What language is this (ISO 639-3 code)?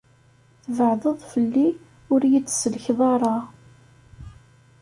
kab